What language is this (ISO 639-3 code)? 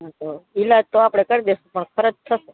guj